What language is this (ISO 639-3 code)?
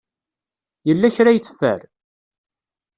kab